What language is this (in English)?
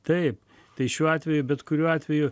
Lithuanian